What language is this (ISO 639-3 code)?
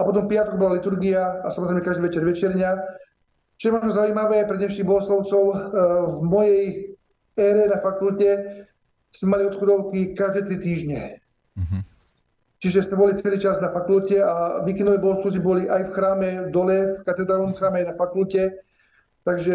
slk